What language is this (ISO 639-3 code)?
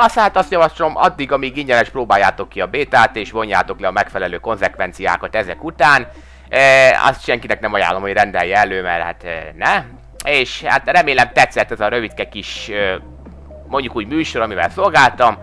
hun